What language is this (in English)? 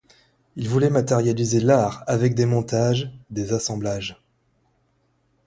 French